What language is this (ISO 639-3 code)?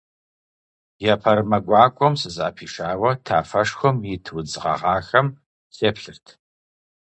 kbd